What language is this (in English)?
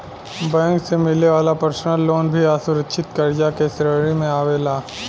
Bhojpuri